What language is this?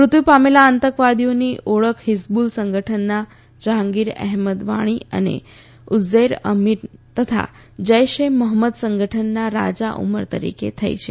Gujarati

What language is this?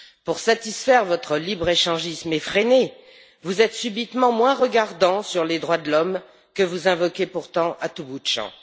French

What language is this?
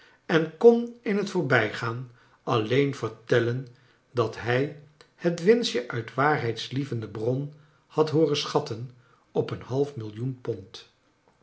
Dutch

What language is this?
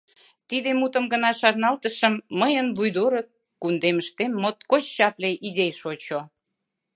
Mari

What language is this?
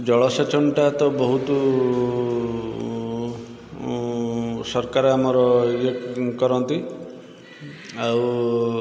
Odia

